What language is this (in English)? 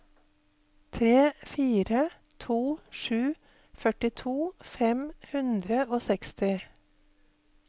Norwegian